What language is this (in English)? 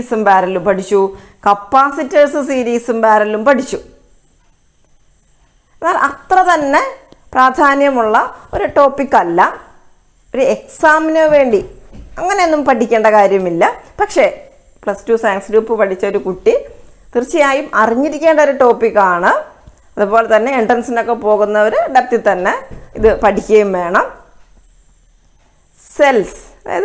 Dutch